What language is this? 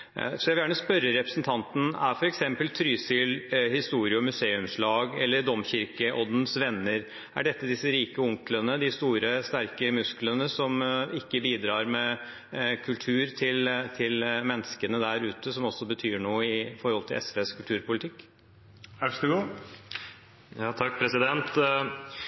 Norwegian Bokmål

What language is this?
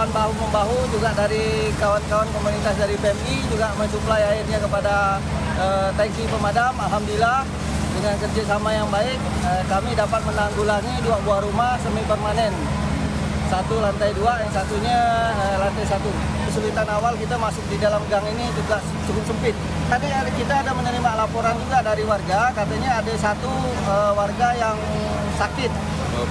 Indonesian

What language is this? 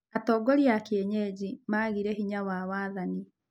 Kikuyu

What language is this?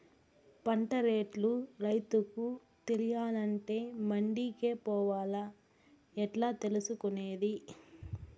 Telugu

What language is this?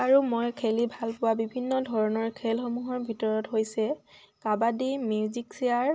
Assamese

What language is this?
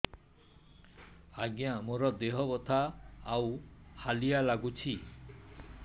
Odia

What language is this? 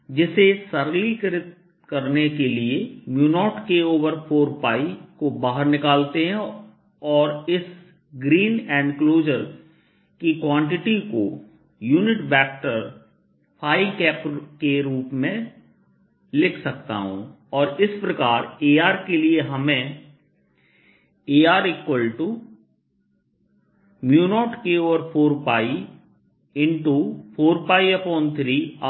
Hindi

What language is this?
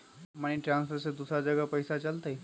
Magahi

